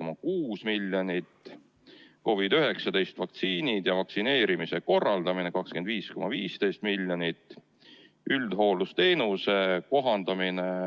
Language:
Estonian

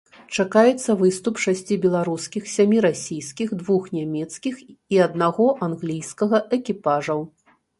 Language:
Belarusian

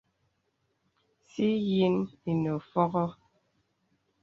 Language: Bebele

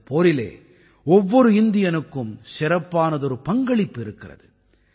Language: Tamil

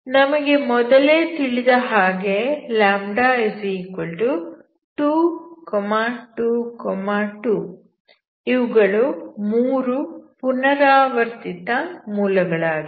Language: Kannada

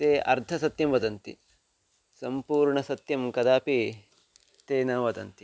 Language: Sanskrit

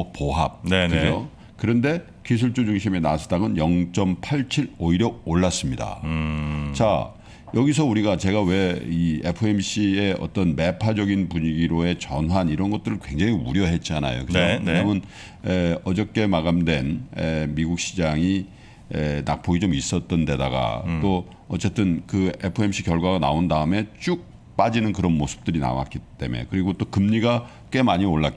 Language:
Korean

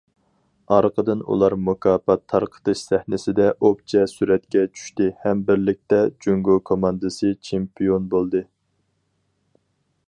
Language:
Uyghur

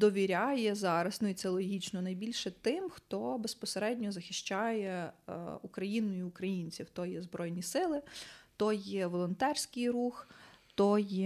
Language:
Ukrainian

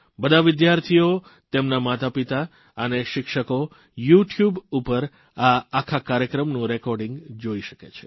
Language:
Gujarati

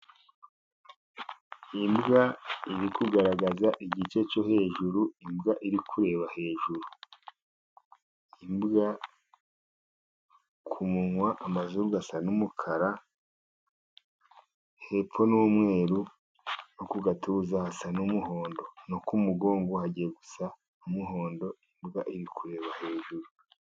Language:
Kinyarwanda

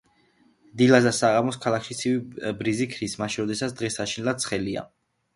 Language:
Georgian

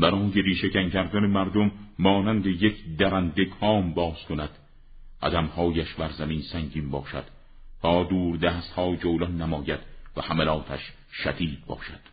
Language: Persian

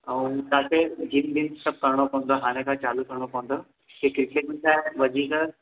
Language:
Sindhi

